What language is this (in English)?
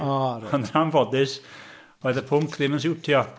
Welsh